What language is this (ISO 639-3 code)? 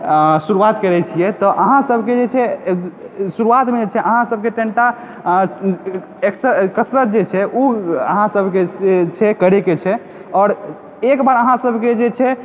mai